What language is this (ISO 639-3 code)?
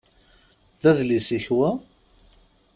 kab